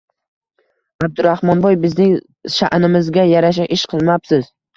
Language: Uzbek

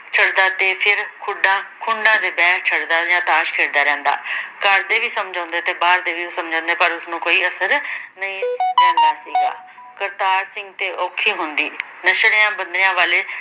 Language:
Punjabi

